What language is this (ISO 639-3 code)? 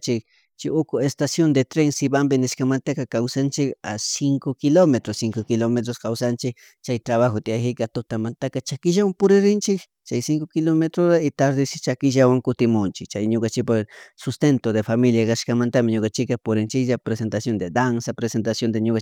qug